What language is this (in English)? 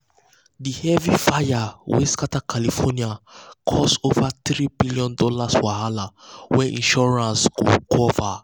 Nigerian Pidgin